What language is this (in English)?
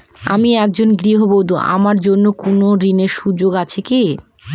Bangla